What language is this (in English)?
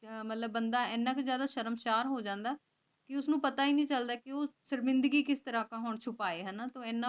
Punjabi